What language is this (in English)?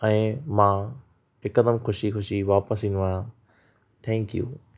Sindhi